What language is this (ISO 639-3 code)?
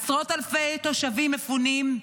heb